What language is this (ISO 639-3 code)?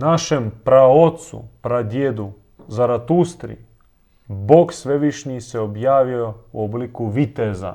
hrv